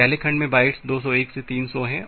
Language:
Hindi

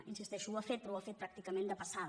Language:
Catalan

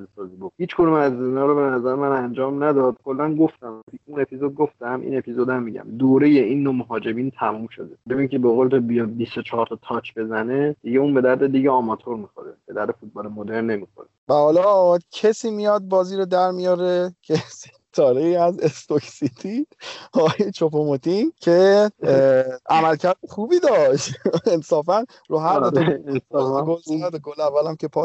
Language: Persian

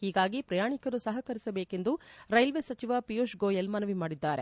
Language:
Kannada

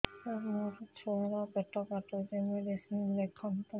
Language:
Odia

